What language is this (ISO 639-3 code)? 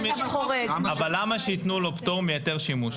heb